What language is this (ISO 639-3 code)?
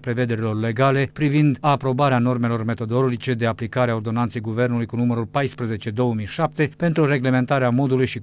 ron